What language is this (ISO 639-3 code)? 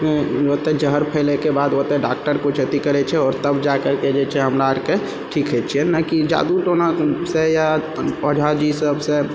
mai